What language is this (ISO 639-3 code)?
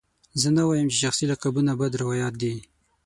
pus